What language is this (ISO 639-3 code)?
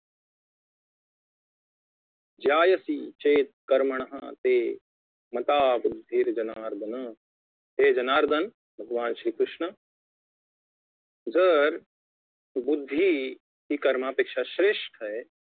mar